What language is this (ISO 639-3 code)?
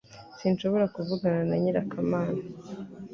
kin